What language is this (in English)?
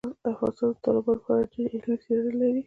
Pashto